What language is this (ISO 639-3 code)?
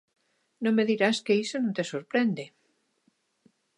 glg